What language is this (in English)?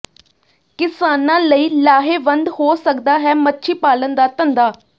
Punjabi